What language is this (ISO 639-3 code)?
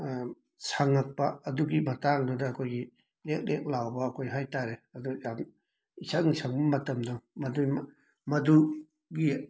mni